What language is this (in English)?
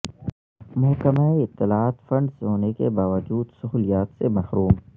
Urdu